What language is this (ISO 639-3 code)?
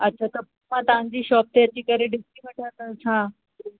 snd